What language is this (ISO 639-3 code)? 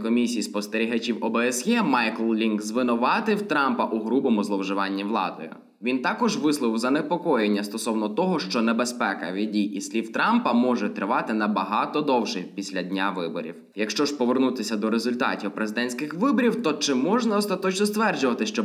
ukr